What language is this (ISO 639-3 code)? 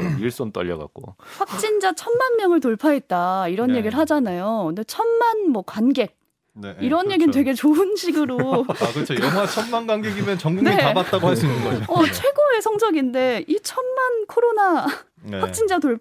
kor